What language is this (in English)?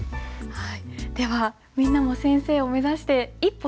Japanese